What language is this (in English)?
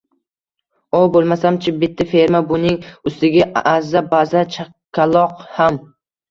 Uzbek